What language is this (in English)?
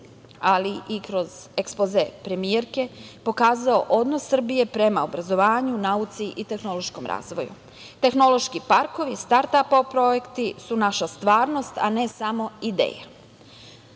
Serbian